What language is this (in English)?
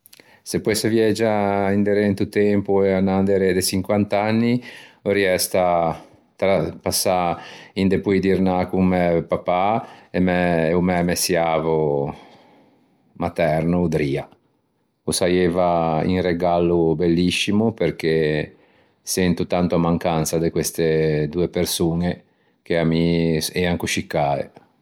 Ligurian